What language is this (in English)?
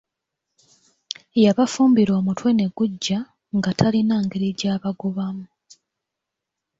Ganda